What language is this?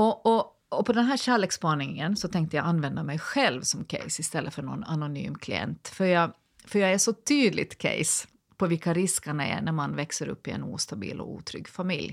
Swedish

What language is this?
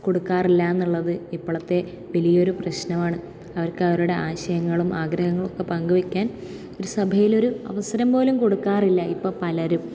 Malayalam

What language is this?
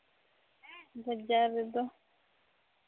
Santali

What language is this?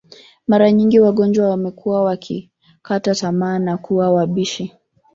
Swahili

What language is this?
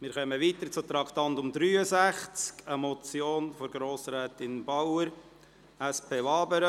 Swiss German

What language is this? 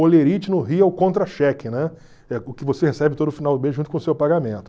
Portuguese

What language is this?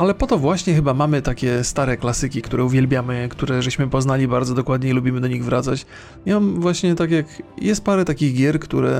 Polish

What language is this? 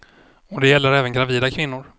Swedish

